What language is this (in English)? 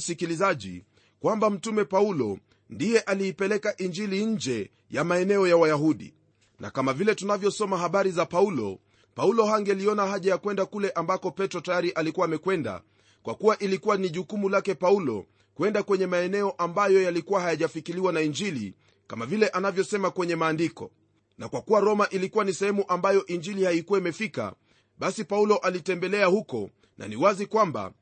Swahili